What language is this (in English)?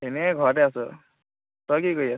Assamese